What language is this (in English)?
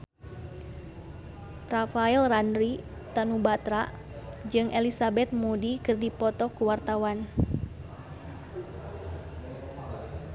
Sundanese